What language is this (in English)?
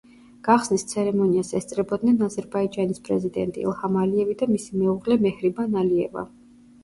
Georgian